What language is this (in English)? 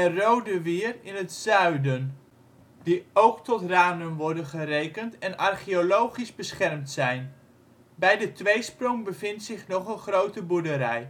Dutch